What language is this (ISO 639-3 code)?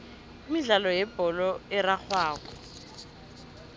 nbl